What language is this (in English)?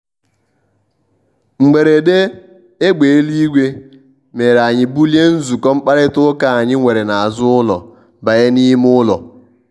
Igbo